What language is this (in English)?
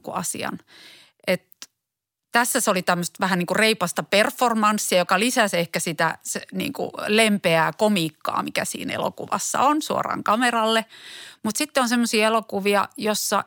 Finnish